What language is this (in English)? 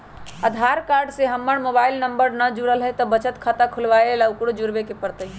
Magahi